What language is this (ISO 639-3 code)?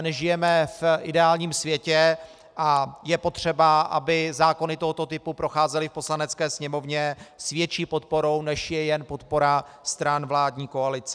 ces